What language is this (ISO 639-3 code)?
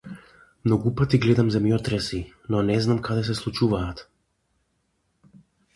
mkd